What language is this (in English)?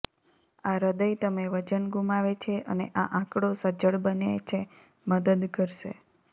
Gujarati